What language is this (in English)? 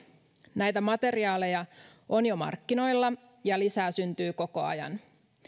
Finnish